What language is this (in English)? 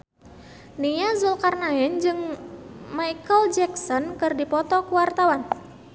Sundanese